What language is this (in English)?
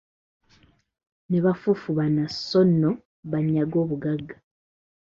Ganda